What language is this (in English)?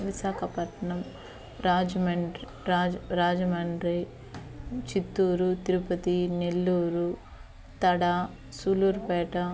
Telugu